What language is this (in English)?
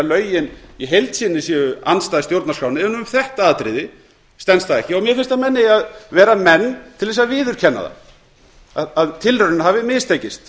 Icelandic